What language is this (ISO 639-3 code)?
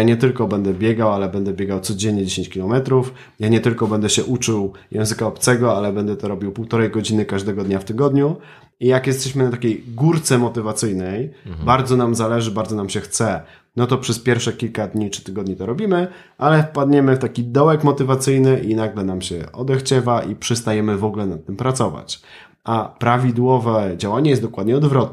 pol